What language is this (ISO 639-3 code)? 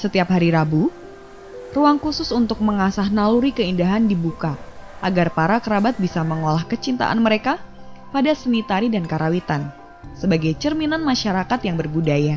ind